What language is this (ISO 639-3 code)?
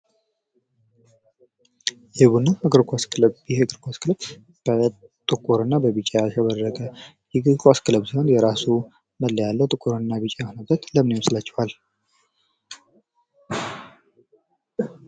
amh